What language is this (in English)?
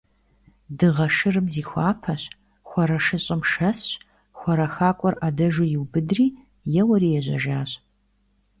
Kabardian